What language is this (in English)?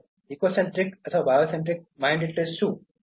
Gujarati